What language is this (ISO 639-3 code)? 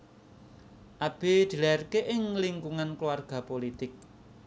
jav